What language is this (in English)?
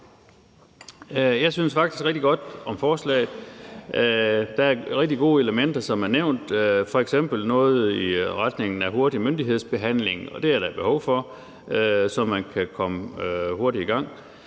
Danish